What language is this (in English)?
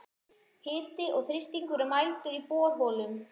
Icelandic